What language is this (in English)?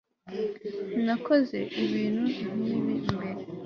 Kinyarwanda